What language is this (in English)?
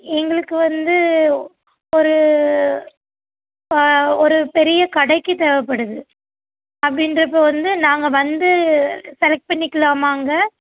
Tamil